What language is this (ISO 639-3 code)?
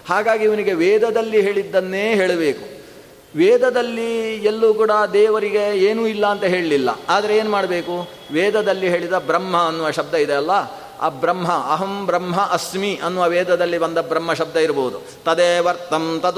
kan